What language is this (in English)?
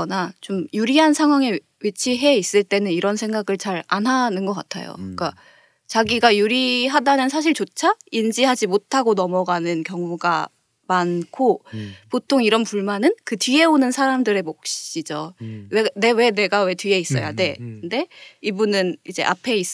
Korean